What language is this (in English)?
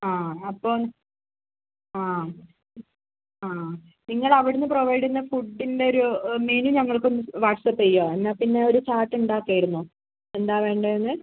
Malayalam